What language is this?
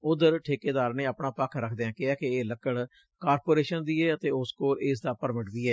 Punjabi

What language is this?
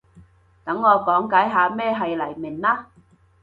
Cantonese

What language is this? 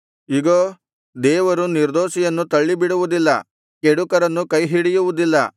Kannada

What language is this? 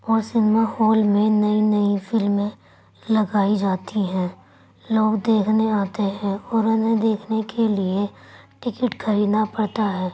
Urdu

